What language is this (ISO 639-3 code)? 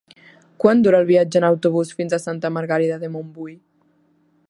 cat